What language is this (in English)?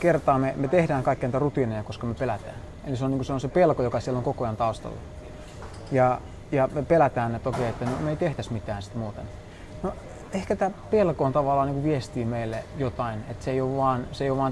Finnish